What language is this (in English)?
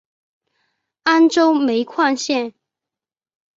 Chinese